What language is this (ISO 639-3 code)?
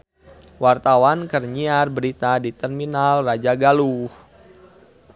sun